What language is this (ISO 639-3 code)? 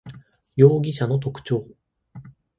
jpn